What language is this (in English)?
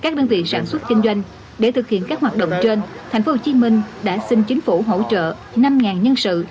Vietnamese